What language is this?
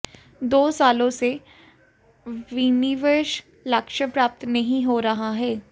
Hindi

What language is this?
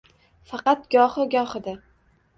Uzbek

